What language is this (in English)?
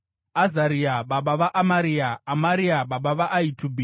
Shona